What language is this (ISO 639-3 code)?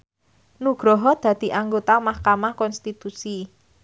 jav